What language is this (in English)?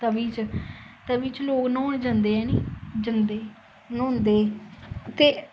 Dogri